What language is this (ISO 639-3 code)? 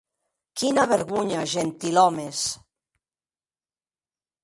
oci